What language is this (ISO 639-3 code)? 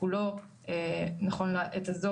heb